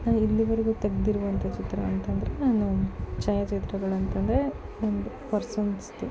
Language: Kannada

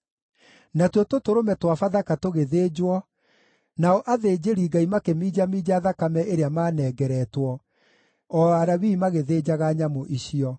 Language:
Kikuyu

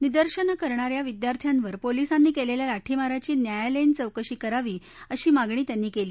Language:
Marathi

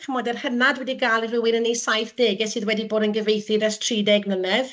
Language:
Welsh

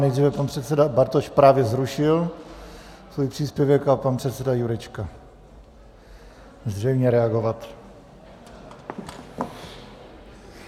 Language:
Czech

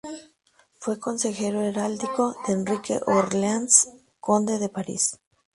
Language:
Spanish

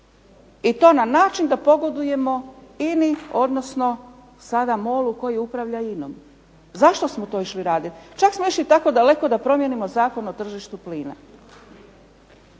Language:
Croatian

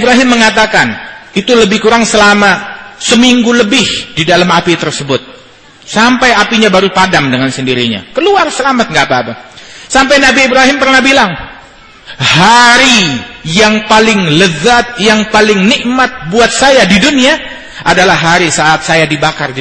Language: Indonesian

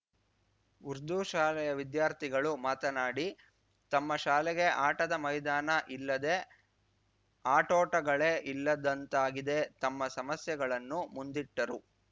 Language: Kannada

